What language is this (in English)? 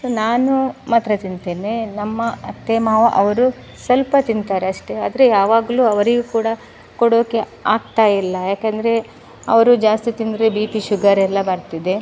Kannada